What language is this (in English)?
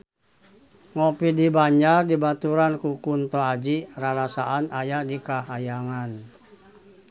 Sundanese